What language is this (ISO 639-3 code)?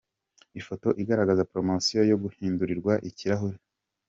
kin